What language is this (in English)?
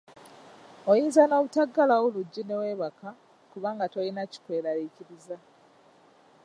Ganda